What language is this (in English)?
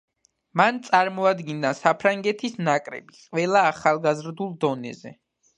Georgian